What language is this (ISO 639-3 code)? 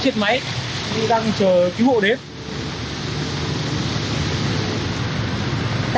vie